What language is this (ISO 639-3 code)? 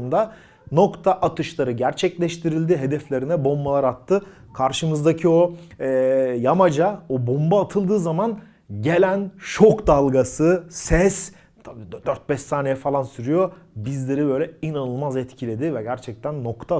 tur